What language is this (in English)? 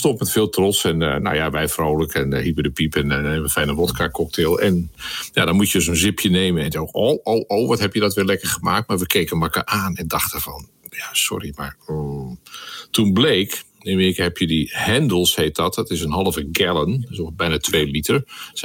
Dutch